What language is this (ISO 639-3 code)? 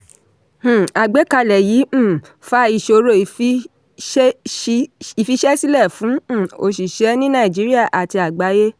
yor